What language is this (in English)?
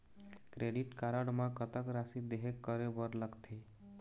Chhattisgarhi